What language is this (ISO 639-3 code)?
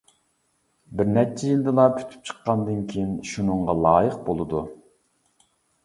uig